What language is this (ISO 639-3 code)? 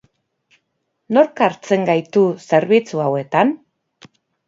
eus